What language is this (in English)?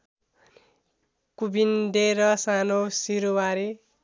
Nepali